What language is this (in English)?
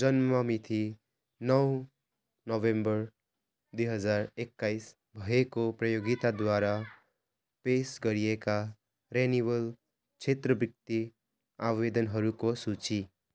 Nepali